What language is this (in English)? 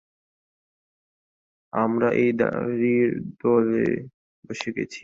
Bangla